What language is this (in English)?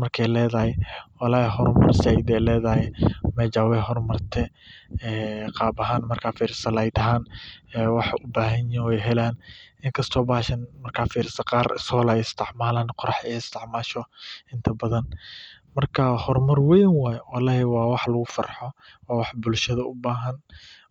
Somali